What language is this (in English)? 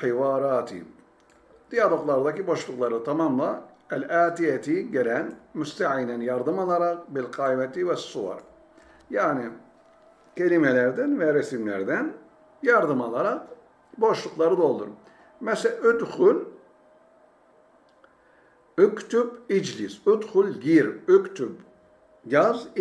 Turkish